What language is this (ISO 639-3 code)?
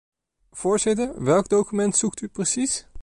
nld